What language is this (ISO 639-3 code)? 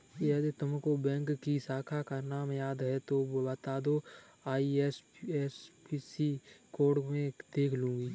hin